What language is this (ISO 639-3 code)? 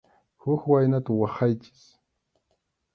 qxu